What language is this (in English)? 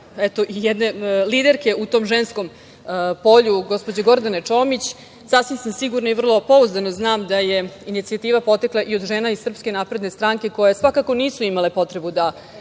Serbian